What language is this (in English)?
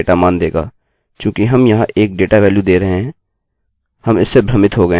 Hindi